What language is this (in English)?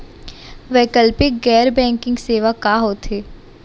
Chhattisgarhi